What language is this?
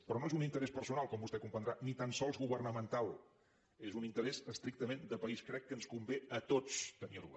Catalan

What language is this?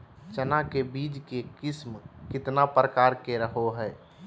Magahi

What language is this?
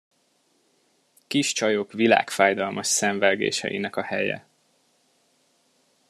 Hungarian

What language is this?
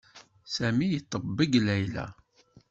Kabyle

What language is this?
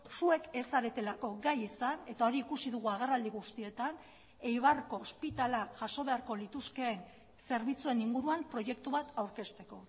Basque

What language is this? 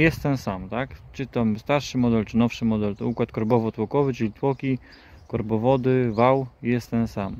Polish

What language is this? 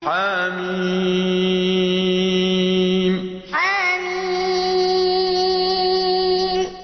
Arabic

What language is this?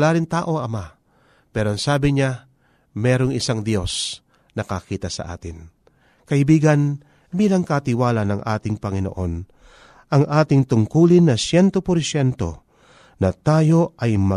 Filipino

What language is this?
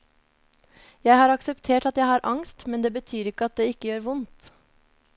Norwegian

